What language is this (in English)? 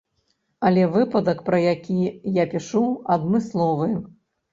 Belarusian